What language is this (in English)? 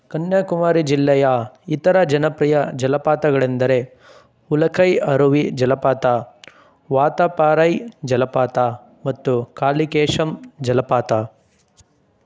Kannada